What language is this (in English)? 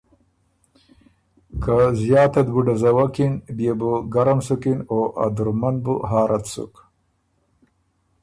Ormuri